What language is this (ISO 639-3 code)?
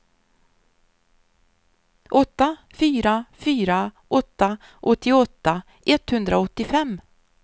swe